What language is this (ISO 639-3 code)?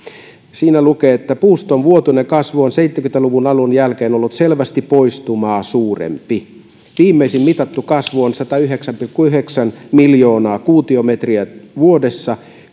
fin